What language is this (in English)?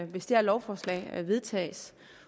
Danish